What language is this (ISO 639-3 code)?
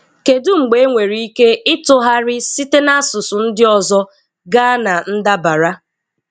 ibo